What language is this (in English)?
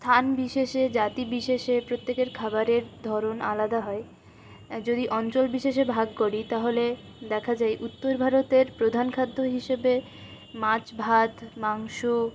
Bangla